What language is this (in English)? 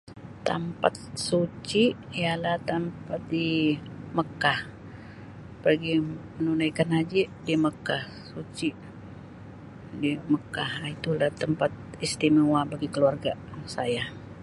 Sabah Malay